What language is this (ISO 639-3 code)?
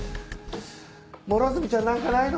jpn